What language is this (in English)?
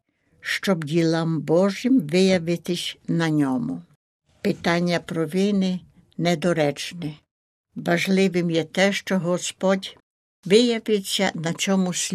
Ukrainian